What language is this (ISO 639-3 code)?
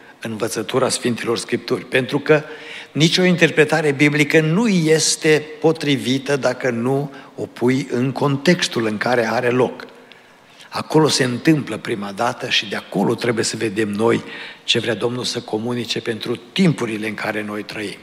ron